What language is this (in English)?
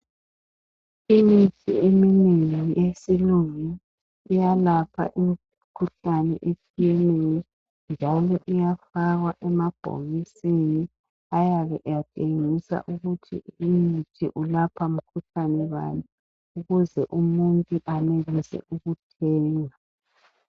North Ndebele